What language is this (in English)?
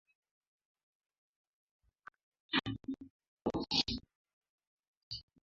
Swahili